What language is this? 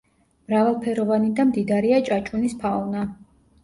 Georgian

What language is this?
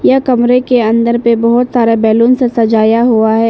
Hindi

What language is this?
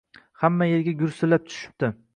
Uzbek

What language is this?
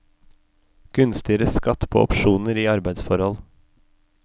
Norwegian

